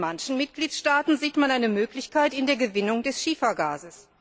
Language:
German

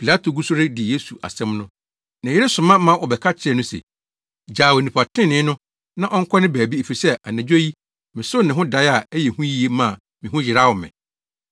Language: Akan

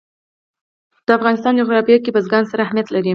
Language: Pashto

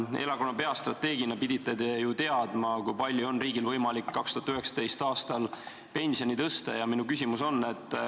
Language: Estonian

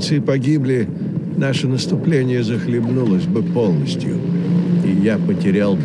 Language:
Russian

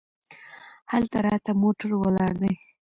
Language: Pashto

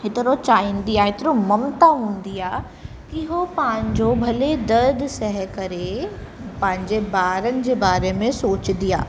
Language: Sindhi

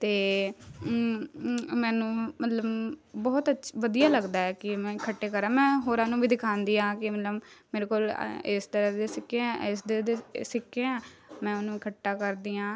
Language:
Punjabi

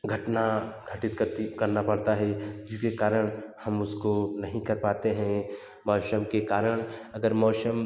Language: Hindi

